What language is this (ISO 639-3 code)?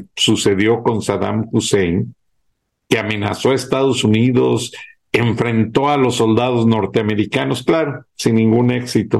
spa